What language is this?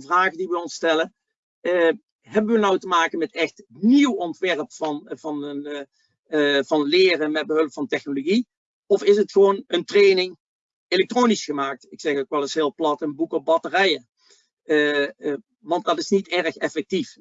Dutch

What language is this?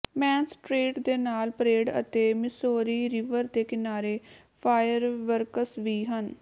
Punjabi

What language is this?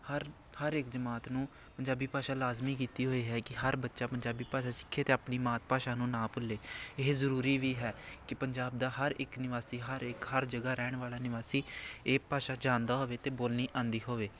Punjabi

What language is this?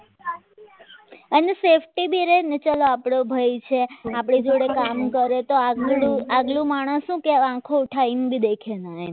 Gujarati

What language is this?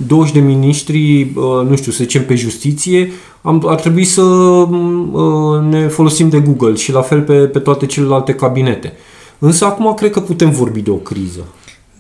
Romanian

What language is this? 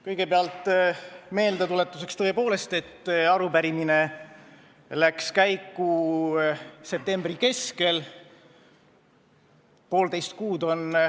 Estonian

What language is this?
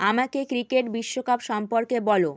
Bangla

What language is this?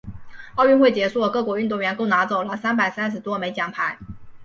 Chinese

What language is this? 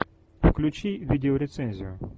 Russian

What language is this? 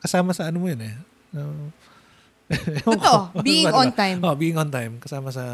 Filipino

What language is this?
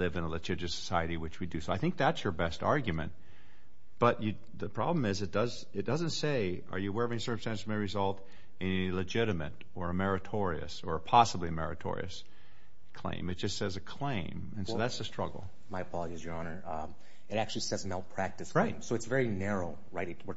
English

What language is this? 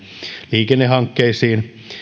Finnish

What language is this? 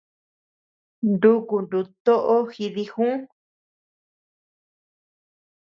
Tepeuxila Cuicatec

